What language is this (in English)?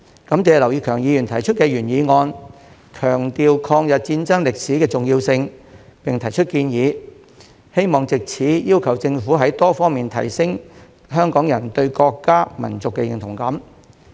Cantonese